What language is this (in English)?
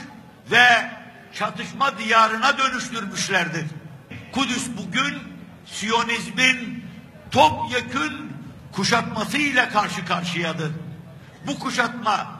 Turkish